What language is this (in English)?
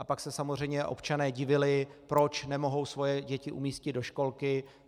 Czech